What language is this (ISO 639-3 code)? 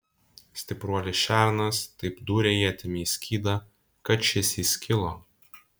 lit